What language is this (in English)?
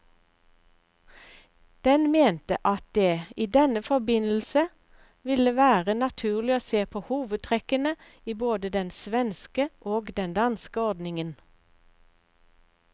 Norwegian